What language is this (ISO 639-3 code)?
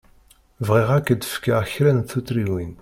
kab